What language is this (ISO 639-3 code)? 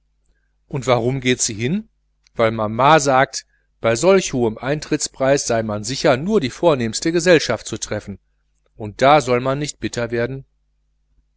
deu